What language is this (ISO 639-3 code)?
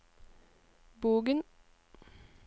nor